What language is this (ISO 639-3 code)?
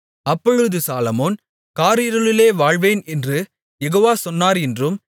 tam